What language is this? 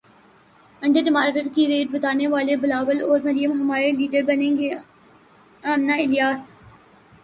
Urdu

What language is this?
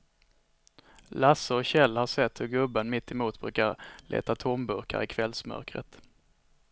Swedish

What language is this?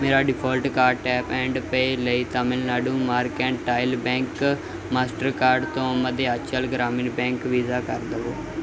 Punjabi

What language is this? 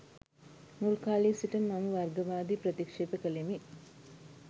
Sinhala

